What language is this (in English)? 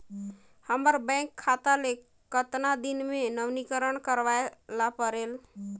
Chhattisgarhi